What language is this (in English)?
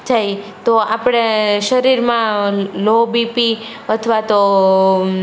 Gujarati